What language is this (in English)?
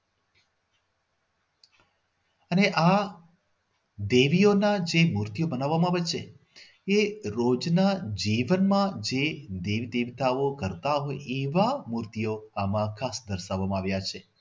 Gujarati